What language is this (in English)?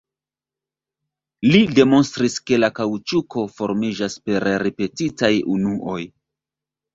Esperanto